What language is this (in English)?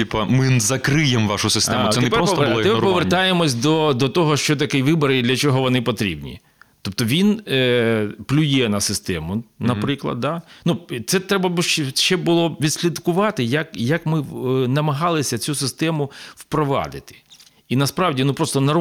Ukrainian